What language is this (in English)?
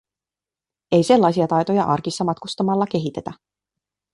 Finnish